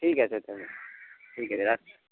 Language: Bangla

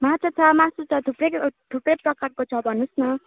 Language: Nepali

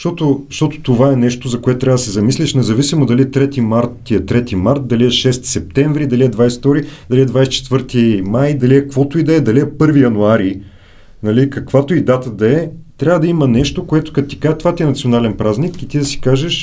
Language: Bulgarian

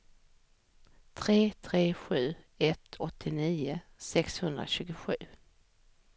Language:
Swedish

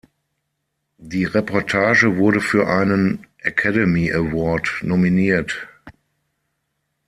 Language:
German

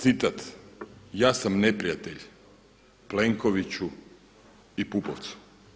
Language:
Croatian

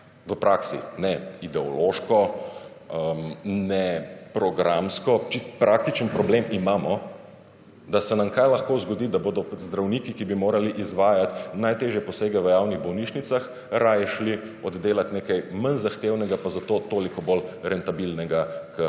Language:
Slovenian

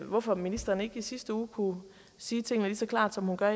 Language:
Danish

